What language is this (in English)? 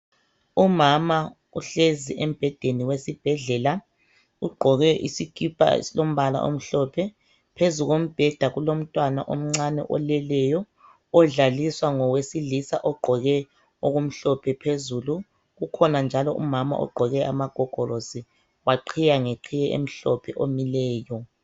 North Ndebele